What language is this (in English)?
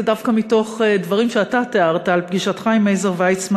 Hebrew